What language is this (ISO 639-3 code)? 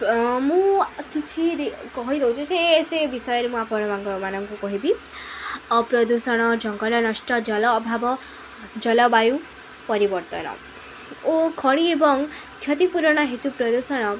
ori